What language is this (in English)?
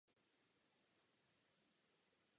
Czech